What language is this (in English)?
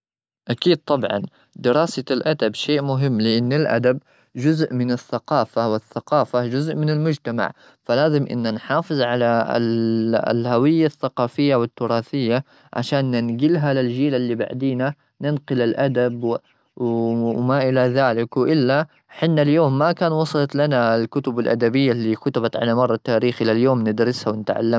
Gulf Arabic